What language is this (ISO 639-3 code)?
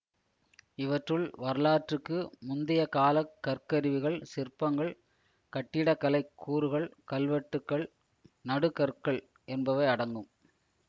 tam